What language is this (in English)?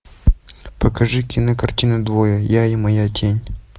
Russian